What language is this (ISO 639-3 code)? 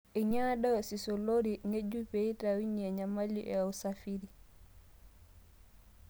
mas